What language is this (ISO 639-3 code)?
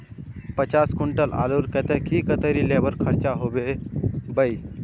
mag